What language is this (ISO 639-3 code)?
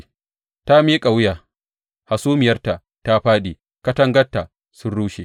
hau